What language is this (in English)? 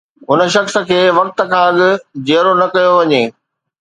Sindhi